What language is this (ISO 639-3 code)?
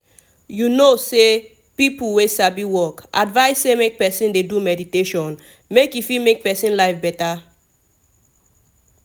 pcm